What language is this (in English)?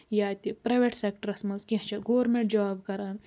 Kashmiri